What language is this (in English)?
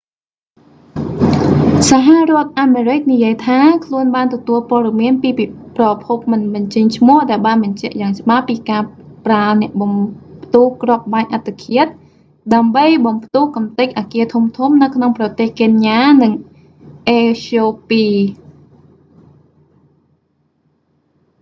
Khmer